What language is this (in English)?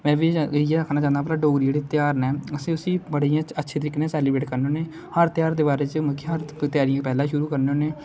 Dogri